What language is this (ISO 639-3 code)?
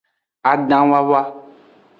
ajg